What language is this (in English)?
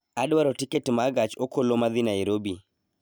Luo (Kenya and Tanzania)